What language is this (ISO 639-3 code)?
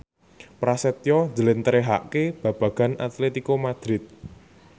jav